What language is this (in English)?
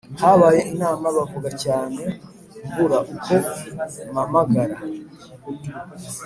Kinyarwanda